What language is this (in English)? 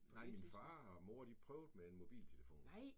Danish